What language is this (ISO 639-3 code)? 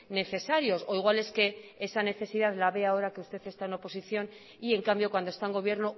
spa